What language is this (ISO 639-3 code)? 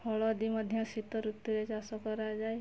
ori